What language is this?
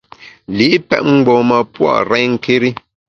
Bamun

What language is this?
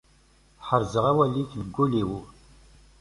Kabyle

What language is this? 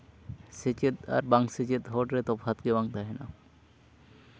Santali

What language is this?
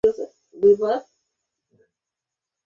Bangla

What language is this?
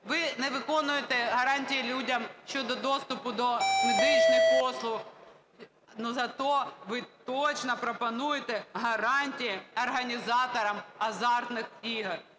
Ukrainian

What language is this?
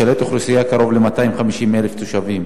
Hebrew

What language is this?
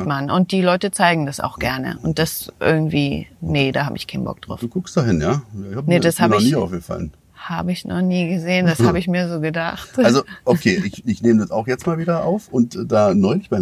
German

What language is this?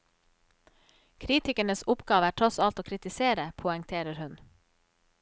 Norwegian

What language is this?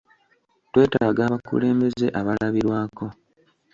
Ganda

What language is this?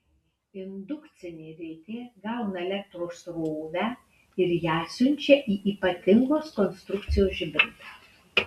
Lithuanian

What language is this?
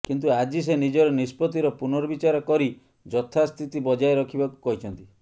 Odia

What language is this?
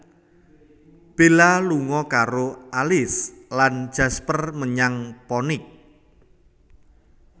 Javanese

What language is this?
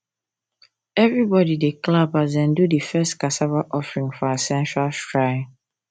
Nigerian Pidgin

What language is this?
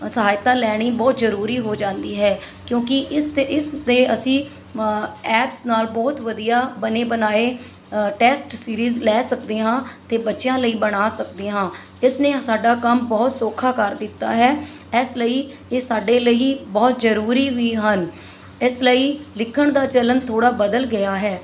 Punjabi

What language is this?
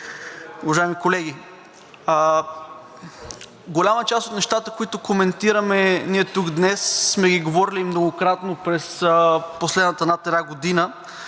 Bulgarian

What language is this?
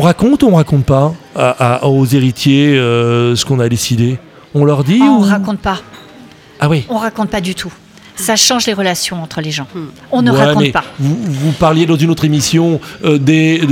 French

